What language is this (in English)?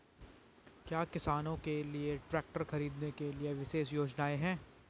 Hindi